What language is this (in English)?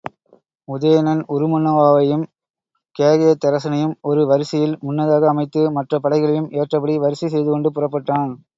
Tamil